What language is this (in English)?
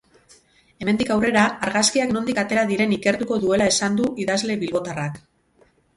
Basque